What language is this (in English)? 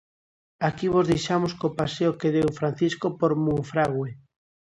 Galician